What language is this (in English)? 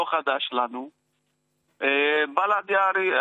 Hebrew